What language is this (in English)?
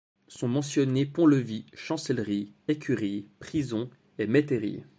French